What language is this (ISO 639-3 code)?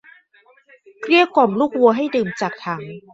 tha